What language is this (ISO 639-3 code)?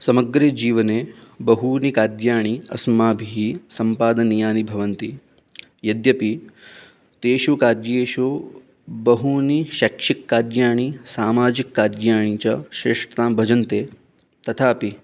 san